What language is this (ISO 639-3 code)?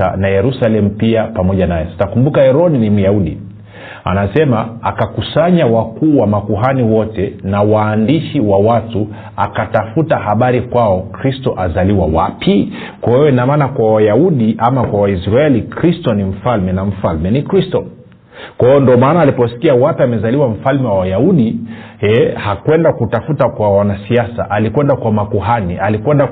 swa